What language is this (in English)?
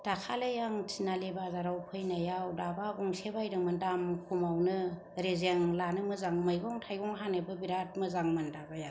Bodo